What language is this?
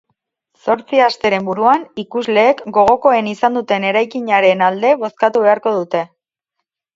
Basque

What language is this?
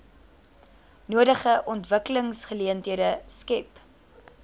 Afrikaans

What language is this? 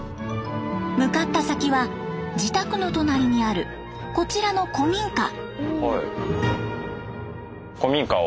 Japanese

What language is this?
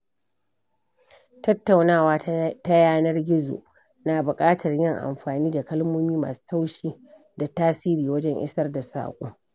Hausa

